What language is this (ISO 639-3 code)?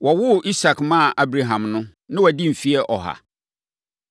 aka